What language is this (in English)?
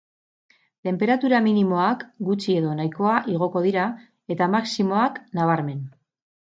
Basque